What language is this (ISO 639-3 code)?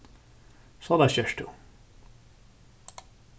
fao